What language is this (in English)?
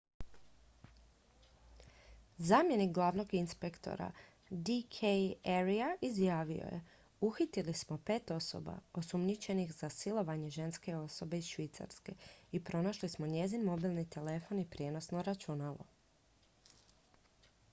Croatian